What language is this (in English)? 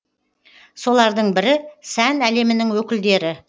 Kazakh